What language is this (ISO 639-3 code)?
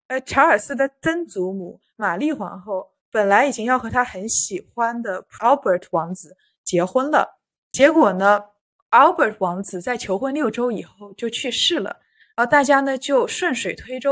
zho